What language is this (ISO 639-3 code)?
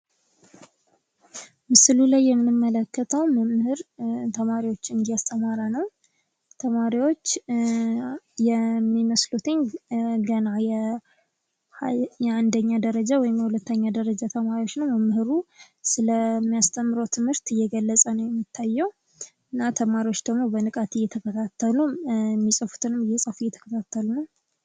amh